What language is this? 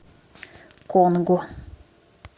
Russian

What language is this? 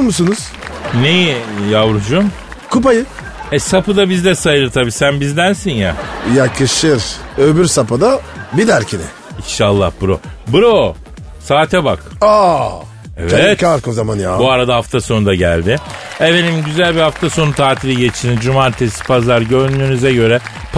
Turkish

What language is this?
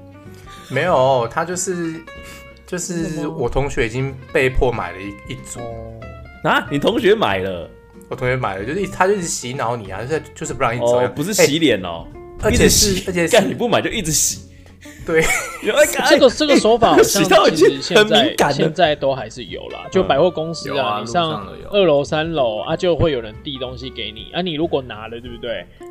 Chinese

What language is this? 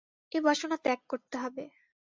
Bangla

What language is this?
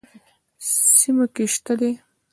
Pashto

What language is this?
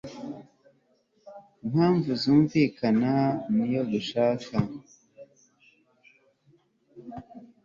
Kinyarwanda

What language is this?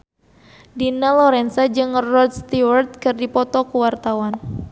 Sundanese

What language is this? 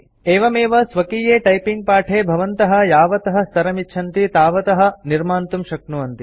Sanskrit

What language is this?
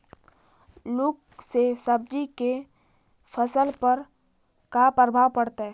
Magahi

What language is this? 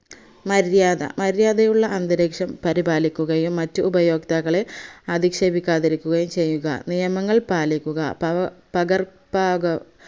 Malayalam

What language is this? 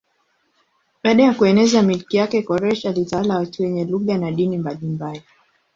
Swahili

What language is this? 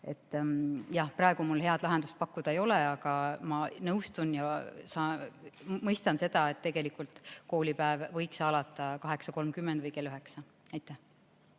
Estonian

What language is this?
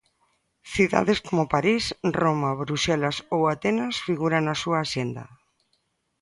Galician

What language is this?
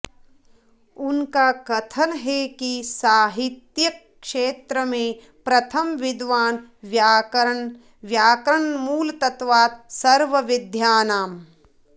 Sanskrit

